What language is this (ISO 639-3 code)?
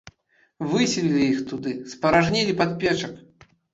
bel